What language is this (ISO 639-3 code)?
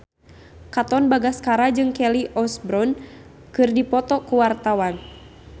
sun